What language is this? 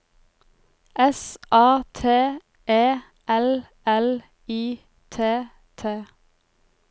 Norwegian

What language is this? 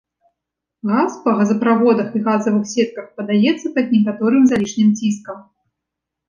Belarusian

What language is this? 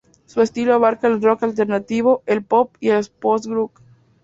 Spanish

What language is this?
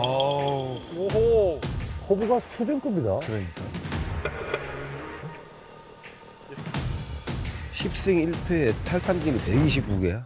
Korean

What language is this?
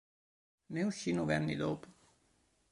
Italian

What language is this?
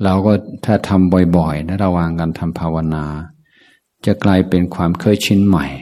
Thai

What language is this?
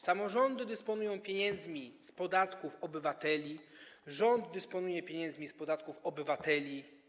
Polish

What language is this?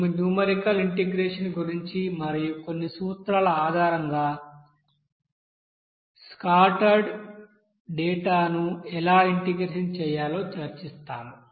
Telugu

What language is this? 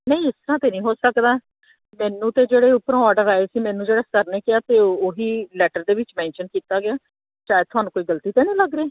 Punjabi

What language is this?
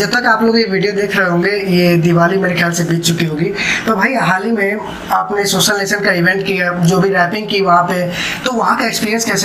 Hindi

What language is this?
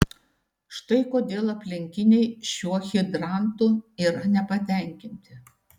Lithuanian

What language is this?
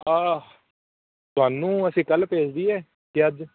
Punjabi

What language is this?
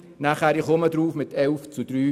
Swiss German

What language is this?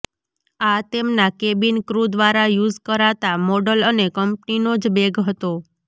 Gujarati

